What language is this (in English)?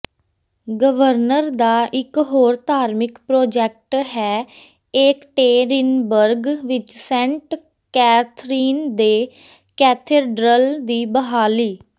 Punjabi